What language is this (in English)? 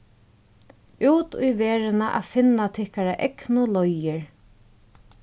Faroese